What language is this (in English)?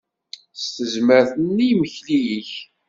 Kabyle